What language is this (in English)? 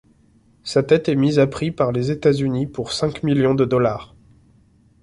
French